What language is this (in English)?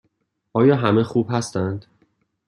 Persian